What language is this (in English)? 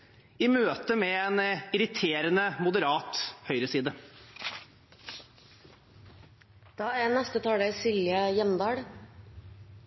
Norwegian Bokmål